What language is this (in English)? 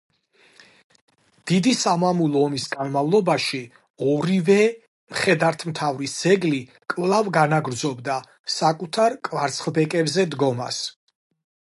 Georgian